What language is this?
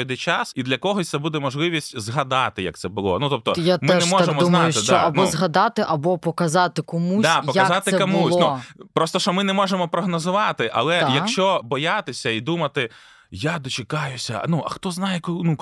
Ukrainian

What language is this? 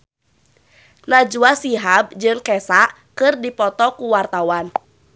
Sundanese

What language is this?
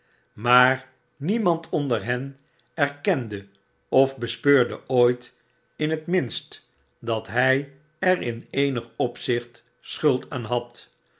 Dutch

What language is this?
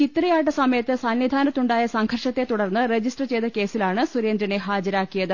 Malayalam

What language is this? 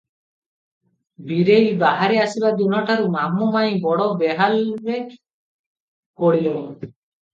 Odia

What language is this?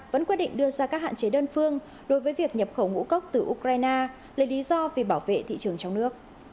Vietnamese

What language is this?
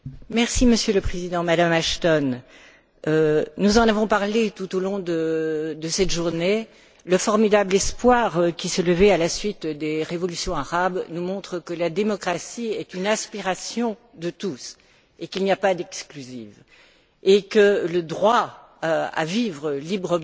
French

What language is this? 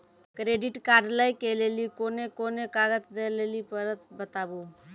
Maithili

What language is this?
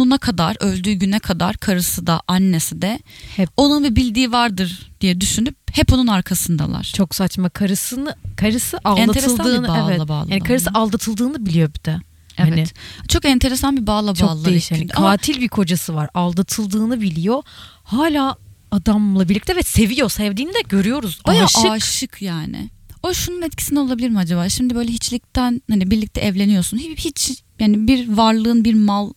Turkish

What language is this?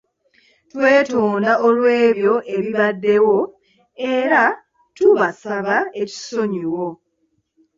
Ganda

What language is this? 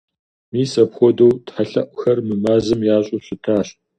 Kabardian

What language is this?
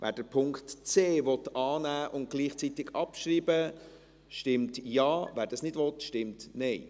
Swiss German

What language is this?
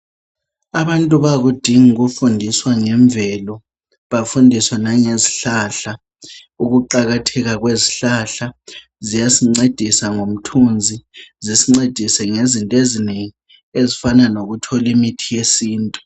North Ndebele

